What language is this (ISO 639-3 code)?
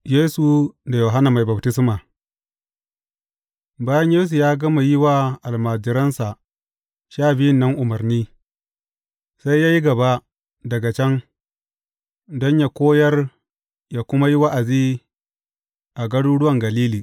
hau